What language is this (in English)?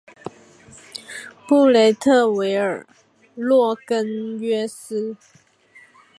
Chinese